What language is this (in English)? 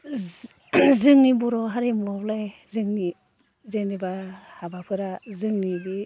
Bodo